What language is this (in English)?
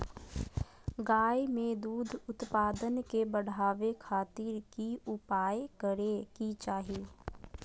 Magahi